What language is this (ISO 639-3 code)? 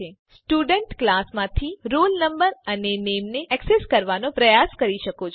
guj